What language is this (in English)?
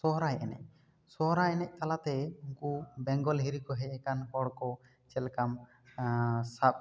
Santali